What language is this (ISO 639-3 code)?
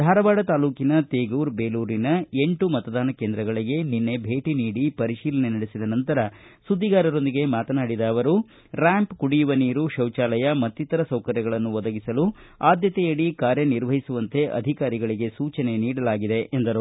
kan